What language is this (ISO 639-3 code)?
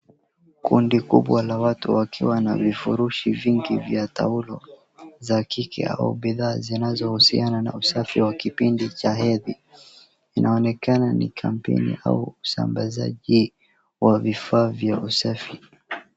swa